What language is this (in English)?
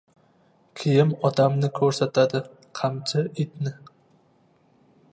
Uzbek